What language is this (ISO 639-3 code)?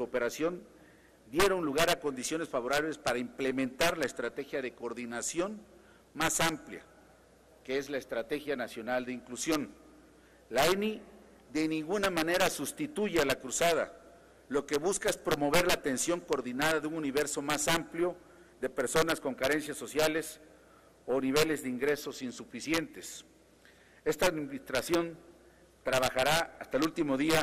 spa